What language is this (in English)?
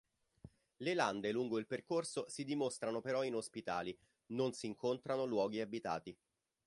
Italian